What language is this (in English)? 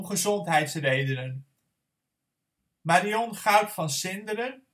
Dutch